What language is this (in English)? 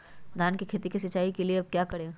Magahi